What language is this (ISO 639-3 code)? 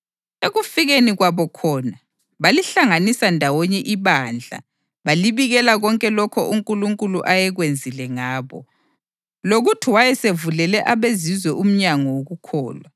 nde